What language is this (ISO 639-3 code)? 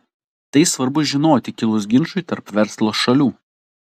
lit